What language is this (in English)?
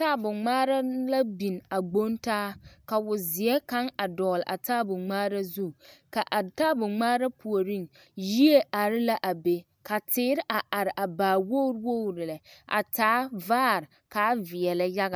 Southern Dagaare